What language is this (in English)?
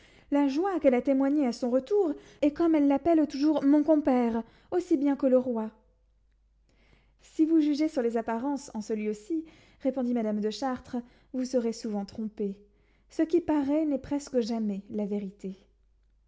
French